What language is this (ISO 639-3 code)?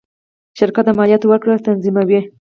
pus